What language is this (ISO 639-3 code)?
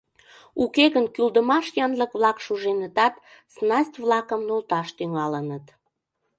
chm